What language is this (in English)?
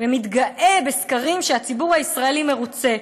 Hebrew